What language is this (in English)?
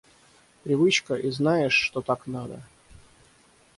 Russian